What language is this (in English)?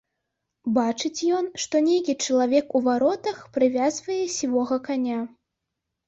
Belarusian